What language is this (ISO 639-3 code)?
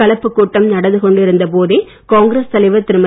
tam